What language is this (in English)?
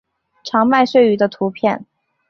Chinese